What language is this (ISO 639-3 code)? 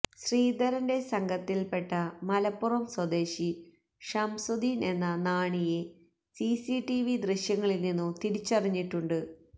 mal